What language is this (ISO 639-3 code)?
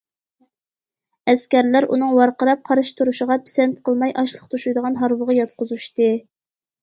uig